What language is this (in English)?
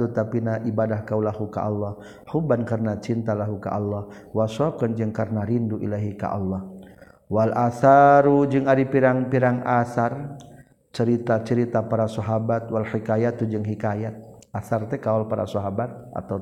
Malay